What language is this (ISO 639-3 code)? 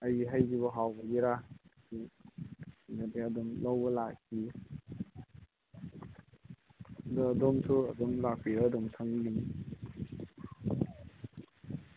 mni